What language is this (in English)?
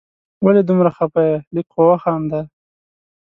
Pashto